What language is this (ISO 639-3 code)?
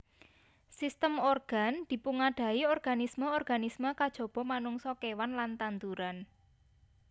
jav